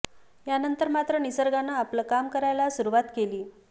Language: Marathi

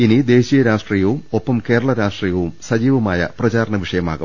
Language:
Malayalam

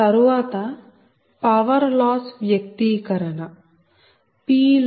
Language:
Telugu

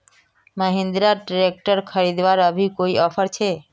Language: Magahi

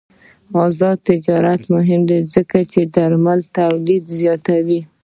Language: Pashto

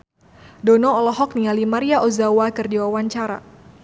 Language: Sundanese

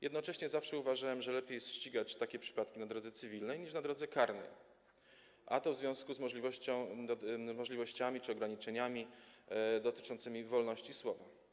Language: Polish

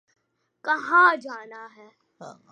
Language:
Urdu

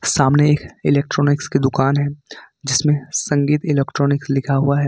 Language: Hindi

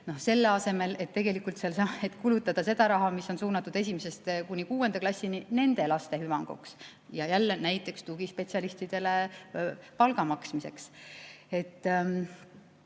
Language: Estonian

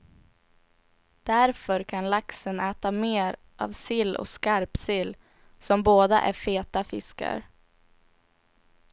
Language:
Swedish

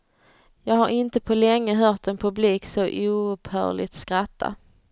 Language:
Swedish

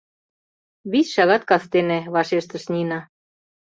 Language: Mari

